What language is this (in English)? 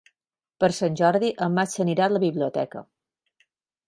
Catalan